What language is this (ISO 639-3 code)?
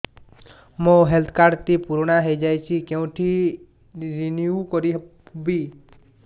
ori